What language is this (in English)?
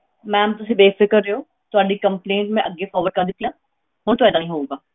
Punjabi